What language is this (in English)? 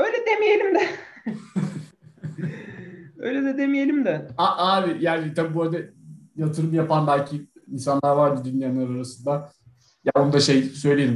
Turkish